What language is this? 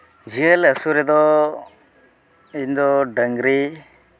Santali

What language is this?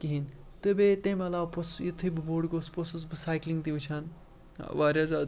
Kashmiri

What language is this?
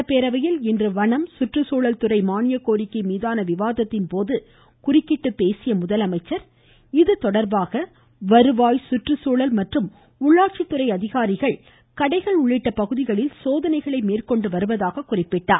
Tamil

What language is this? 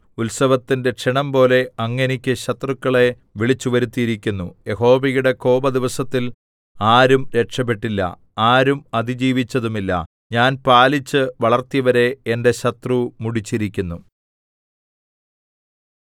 Malayalam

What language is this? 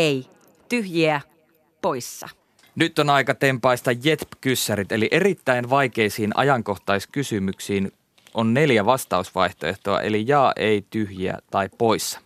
Finnish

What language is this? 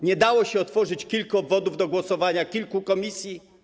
Polish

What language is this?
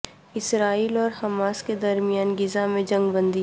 Urdu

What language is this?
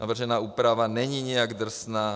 Czech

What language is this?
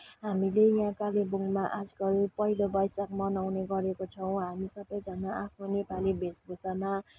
Nepali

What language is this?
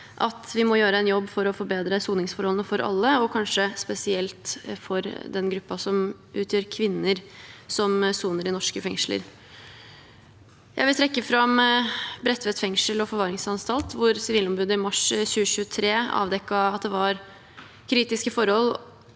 Norwegian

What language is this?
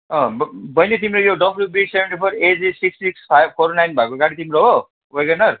Nepali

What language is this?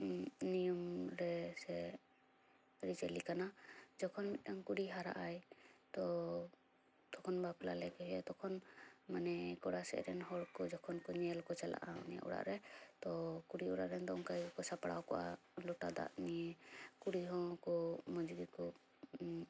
Santali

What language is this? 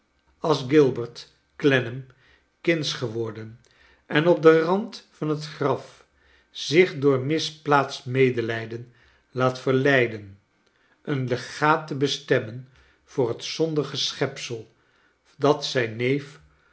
Dutch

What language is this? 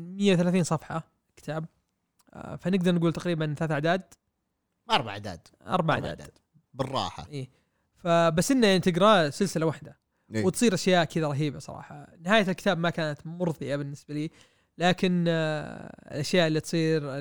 Arabic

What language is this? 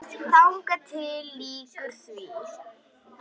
Icelandic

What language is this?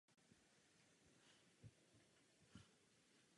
Czech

